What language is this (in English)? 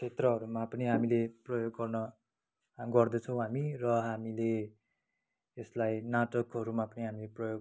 Nepali